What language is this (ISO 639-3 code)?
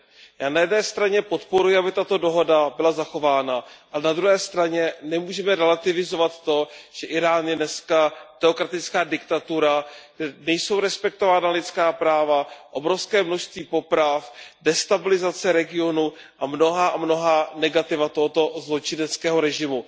ces